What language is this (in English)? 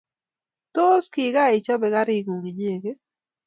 Kalenjin